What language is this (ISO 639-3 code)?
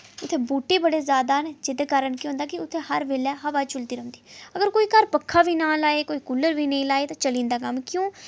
doi